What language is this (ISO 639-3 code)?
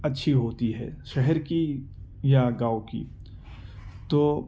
urd